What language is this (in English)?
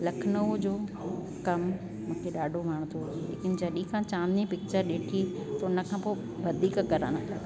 Sindhi